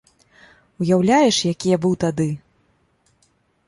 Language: Belarusian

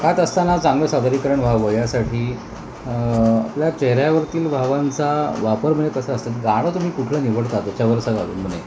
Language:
Marathi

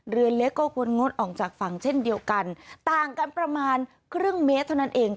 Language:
Thai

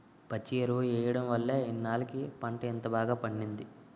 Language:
Telugu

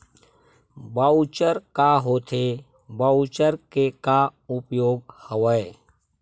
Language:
Chhattisgarhi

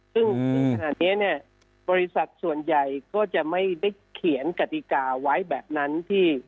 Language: Thai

